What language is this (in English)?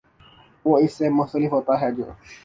Urdu